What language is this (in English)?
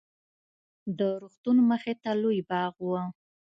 Pashto